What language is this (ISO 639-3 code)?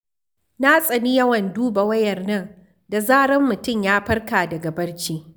hau